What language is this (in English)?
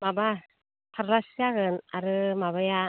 Bodo